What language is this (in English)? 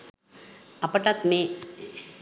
Sinhala